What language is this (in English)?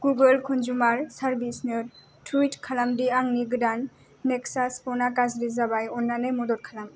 Bodo